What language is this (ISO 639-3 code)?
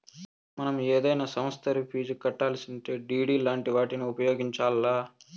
tel